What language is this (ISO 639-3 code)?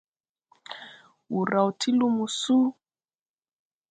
tui